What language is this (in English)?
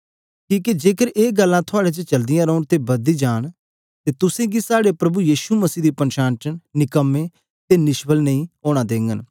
Dogri